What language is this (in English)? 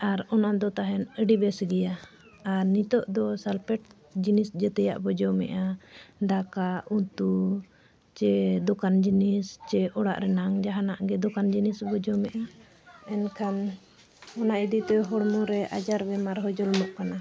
Santali